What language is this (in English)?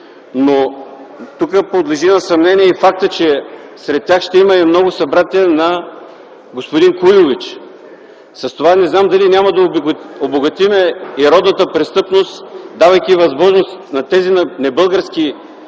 Bulgarian